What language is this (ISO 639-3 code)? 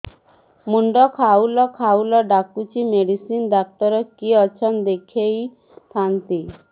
ori